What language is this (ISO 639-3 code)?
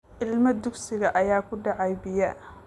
som